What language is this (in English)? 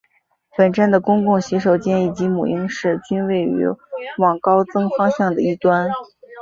Chinese